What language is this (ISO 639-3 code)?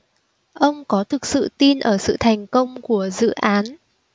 vie